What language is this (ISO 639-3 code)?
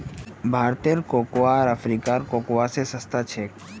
mag